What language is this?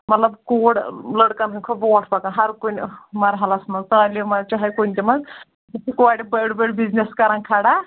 Kashmiri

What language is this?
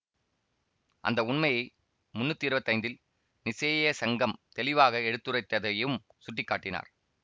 Tamil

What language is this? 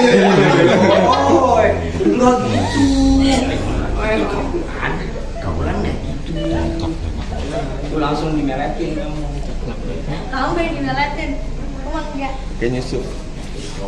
Vietnamese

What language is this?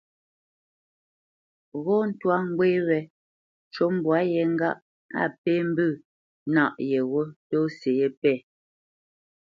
Bamenyam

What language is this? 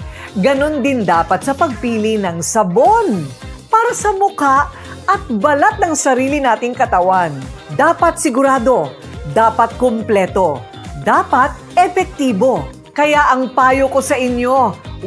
Filipino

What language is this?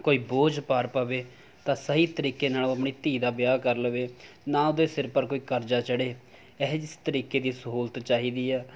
Punjabi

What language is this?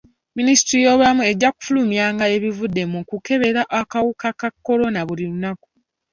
Ganda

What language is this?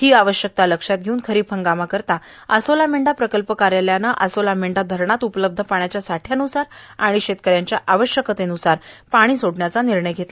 Marathi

